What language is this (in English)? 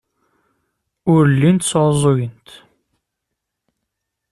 Kabyle